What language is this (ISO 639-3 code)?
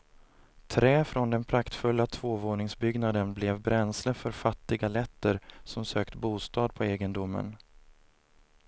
swe